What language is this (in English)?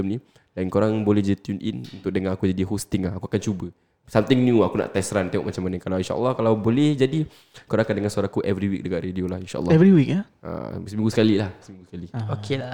Malay